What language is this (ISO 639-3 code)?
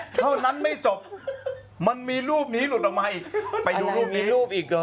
tha